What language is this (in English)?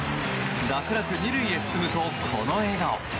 Japanese